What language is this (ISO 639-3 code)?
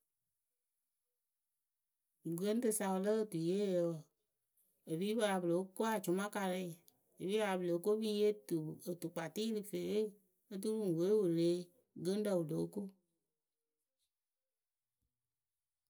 keu